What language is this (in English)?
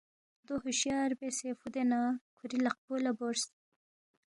Balti